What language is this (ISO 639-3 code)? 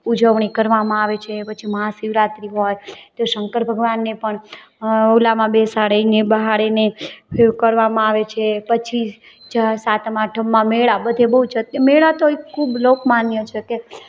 guj